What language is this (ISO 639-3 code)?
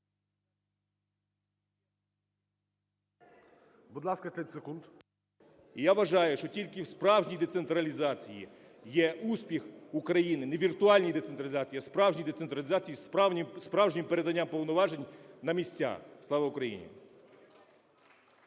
ukr